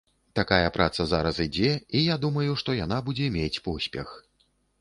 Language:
Belarusian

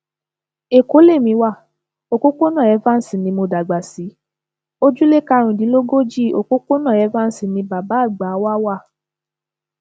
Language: Yoruba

